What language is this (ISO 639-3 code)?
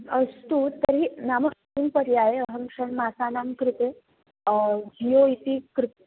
san